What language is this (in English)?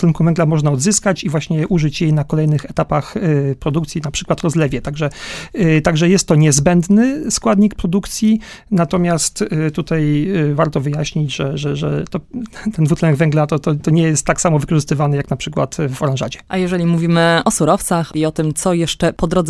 Polish